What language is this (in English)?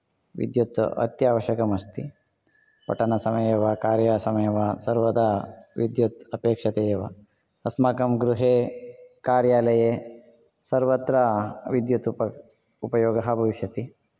Sanskrit